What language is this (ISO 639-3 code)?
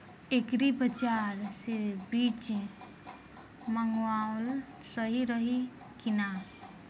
bho